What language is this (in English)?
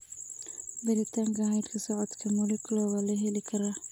Somali